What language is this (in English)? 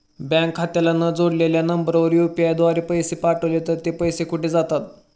Marathi